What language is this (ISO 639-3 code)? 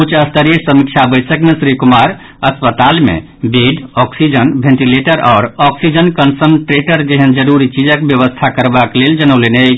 mai